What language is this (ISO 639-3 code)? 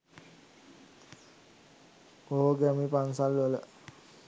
sin